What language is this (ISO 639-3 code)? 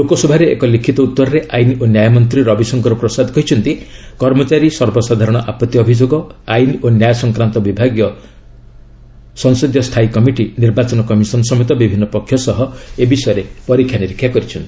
ori